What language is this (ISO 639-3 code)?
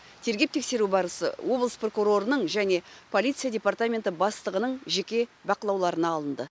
kaz